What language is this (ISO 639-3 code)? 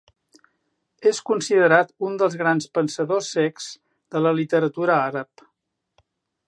cat